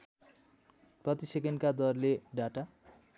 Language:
Nepali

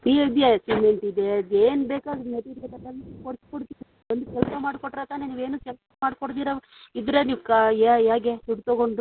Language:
Kannada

